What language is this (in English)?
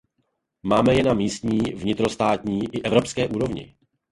Czech